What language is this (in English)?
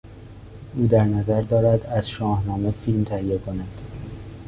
Persian